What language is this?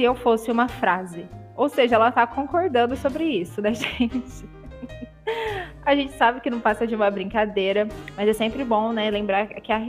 Portuguese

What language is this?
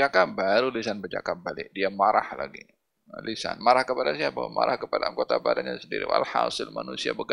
Malay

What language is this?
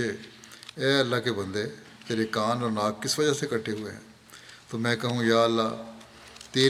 Urdu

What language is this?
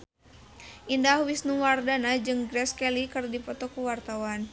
Sundanese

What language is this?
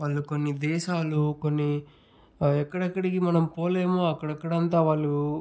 Telugu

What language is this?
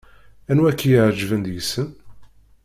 Kabyle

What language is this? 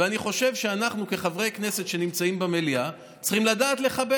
Hebrew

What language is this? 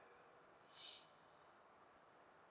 English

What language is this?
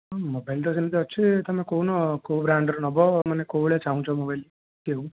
Odia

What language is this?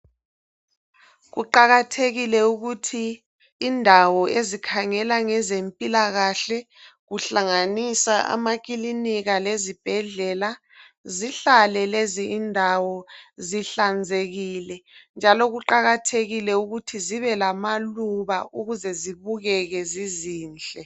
North Ndebele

